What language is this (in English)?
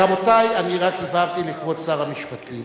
Hebrew